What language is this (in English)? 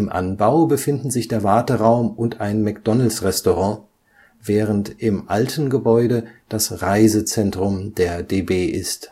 German